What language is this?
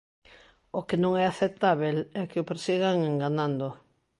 Galician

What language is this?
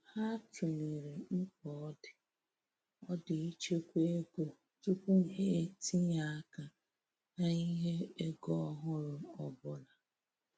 Igbo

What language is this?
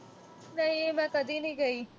Punjabi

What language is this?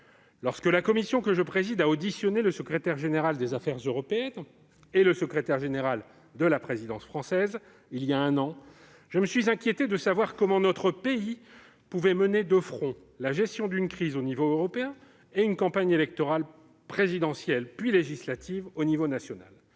French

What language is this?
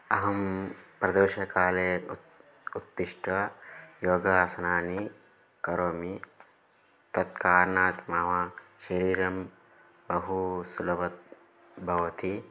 Sanskrit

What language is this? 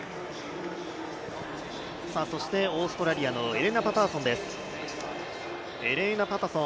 Japanese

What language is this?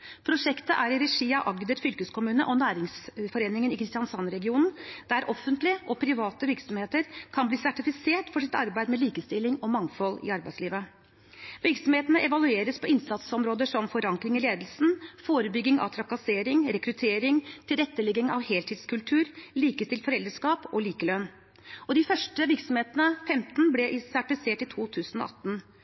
Norwegian Bokmål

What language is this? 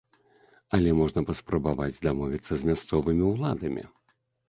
Belarusian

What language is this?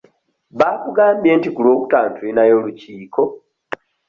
Ganda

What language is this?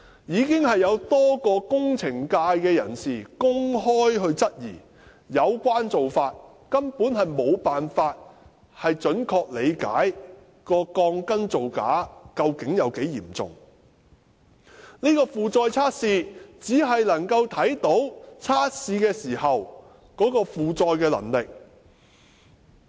Cantonese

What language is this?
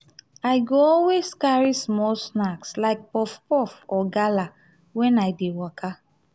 Nigerian Pidgin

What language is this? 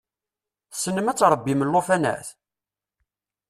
Kabyle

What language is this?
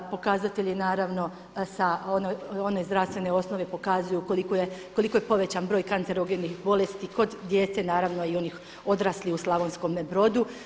Croatian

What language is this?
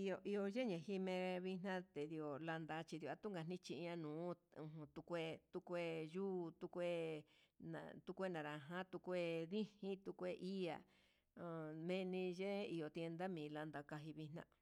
Huitepec Mixtec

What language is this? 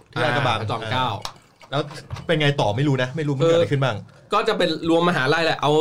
Thai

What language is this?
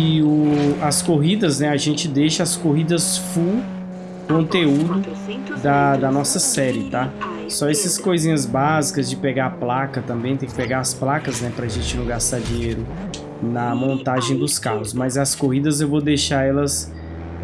Portuguese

